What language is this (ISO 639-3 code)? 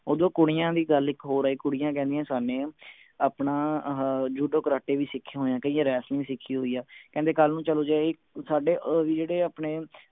pan